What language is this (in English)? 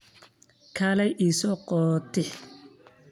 Somali